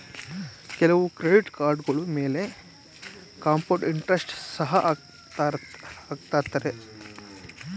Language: Kannada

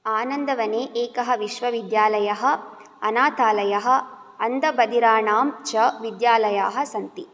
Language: Sanskrit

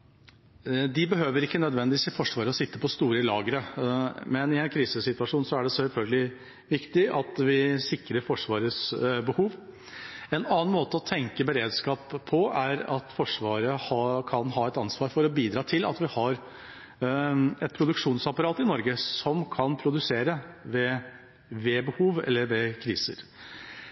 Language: Norwegian Bokmål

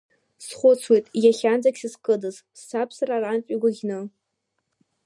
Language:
Abkhazian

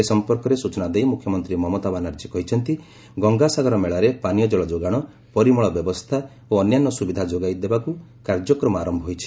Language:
Odia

